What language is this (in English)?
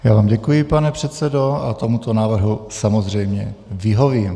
Czech